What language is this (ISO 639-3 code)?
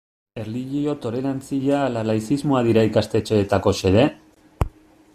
eus